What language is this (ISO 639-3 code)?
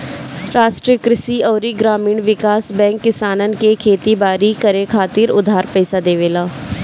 bho